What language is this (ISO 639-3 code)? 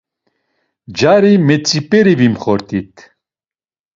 lzz